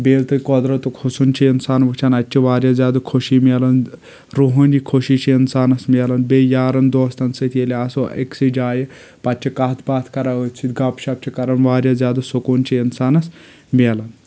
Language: Kashmiri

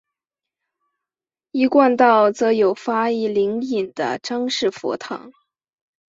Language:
Chinese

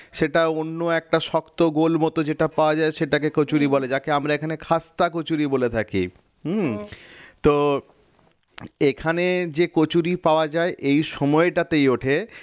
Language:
Bangla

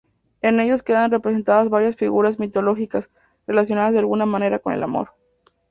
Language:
Spanish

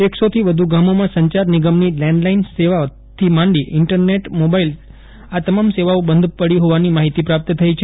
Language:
Gujarati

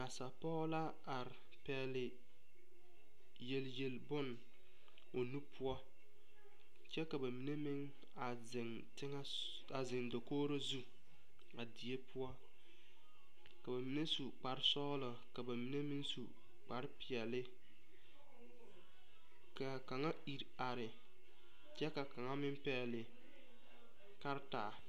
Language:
Southern Dagaare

